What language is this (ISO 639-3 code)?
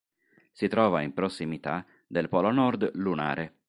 ita